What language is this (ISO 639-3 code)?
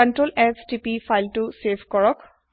asm